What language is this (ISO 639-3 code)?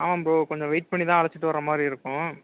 tam